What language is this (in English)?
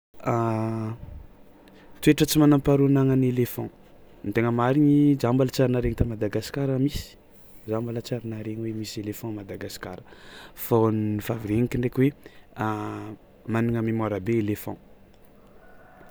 Tsimihety Malagasy